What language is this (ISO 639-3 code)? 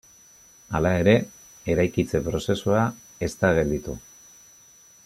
eus